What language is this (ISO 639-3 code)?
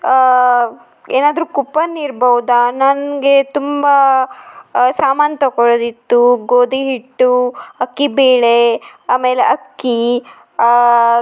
kan